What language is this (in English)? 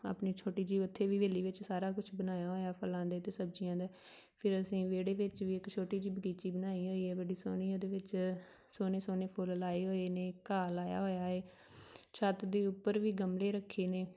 Punjabi